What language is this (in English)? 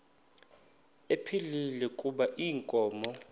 Xhosa